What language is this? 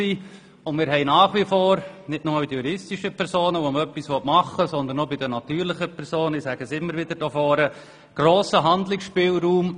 Swiss German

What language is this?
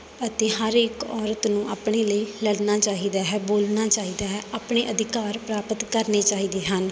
Punjabi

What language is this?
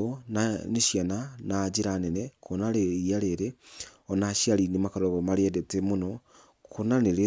Kikuyu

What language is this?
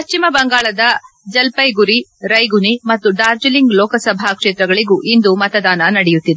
Kannada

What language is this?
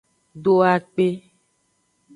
Aja (Benin)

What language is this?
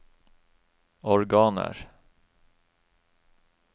Norwegian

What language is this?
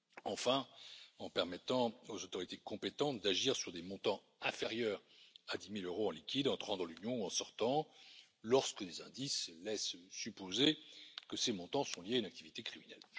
French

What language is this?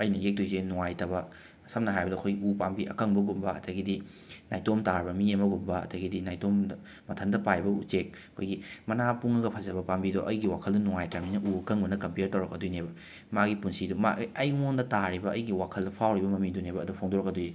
Manipuri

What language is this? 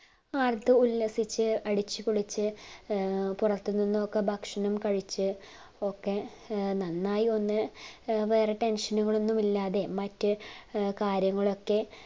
Malayalam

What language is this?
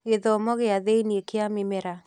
Kikuyu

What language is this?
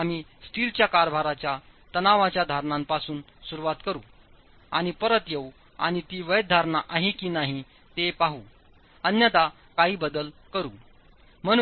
Marathi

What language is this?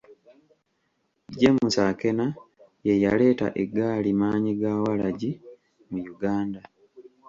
Ganda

